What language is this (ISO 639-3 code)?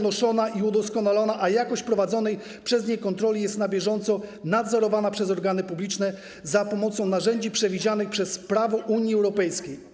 pol